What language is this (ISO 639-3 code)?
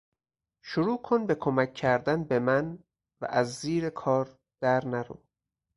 fas